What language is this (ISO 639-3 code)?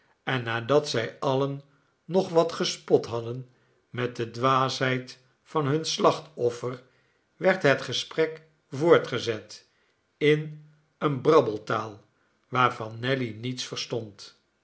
nld